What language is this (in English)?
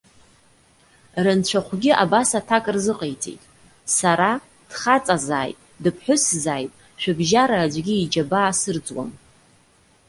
Abkhazian